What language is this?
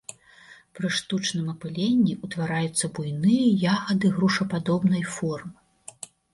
Belarusian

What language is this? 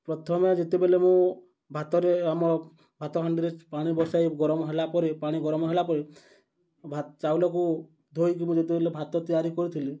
Odia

